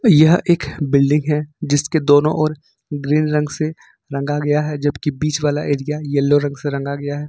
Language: Hindi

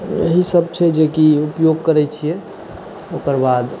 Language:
Maithili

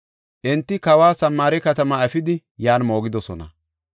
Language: Gofa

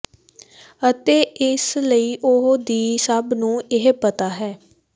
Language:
Punjabi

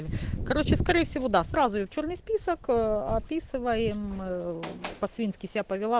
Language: Russian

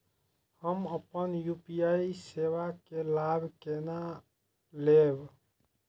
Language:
Maithili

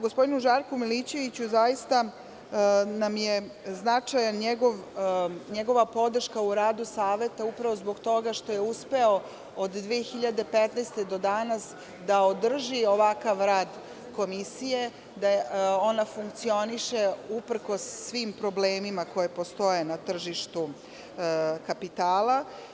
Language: Serbian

